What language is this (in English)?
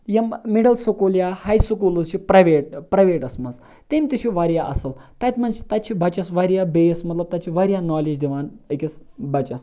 Kashmiri